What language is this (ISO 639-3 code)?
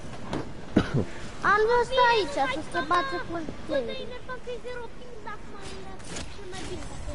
ron